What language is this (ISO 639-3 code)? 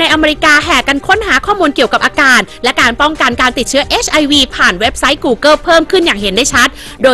tha